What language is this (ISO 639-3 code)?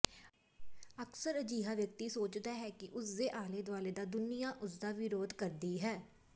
pan